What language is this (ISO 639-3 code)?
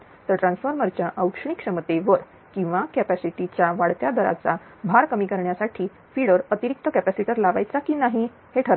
mar